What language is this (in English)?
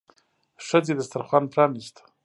Pashto